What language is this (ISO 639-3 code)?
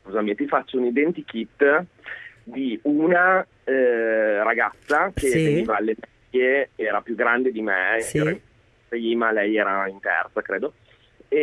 ita